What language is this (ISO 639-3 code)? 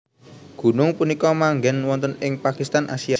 jav